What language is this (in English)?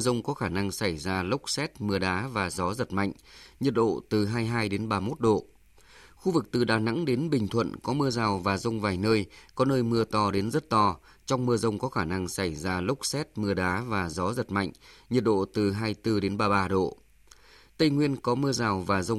Vietnamese